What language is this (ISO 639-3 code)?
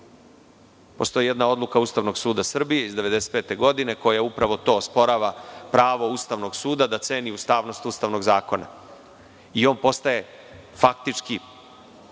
srp